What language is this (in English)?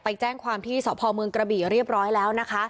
Thai